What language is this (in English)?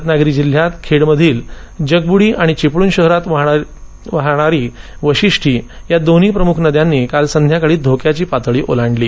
Marathi